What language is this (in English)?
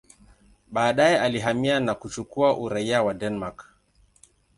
Swahili